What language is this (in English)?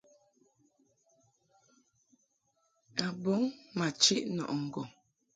Mungaka